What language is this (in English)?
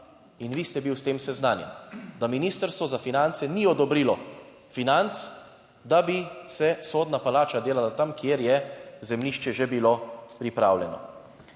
Slovenian